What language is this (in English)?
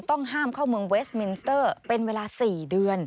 Thai